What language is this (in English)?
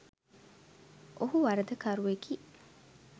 Sinhala